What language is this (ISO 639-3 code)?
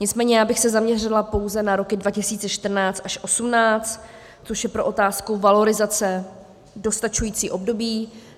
ces